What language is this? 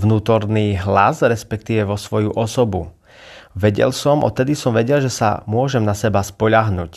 Slovak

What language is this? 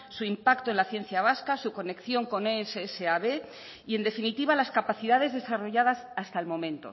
Spanish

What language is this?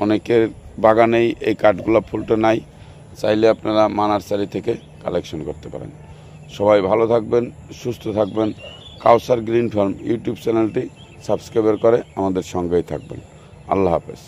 Bangla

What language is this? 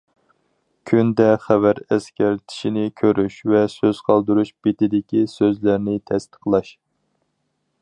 Uyghur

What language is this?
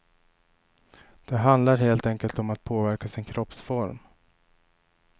Swedish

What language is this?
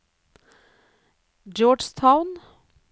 Norwegian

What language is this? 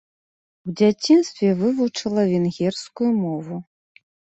Belarusian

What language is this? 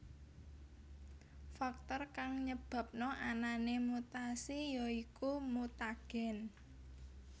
Javanese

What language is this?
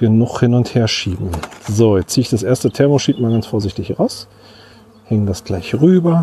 German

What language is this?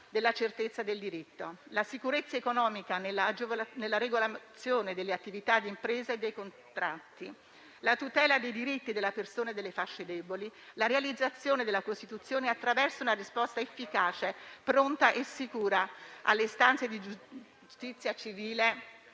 Italian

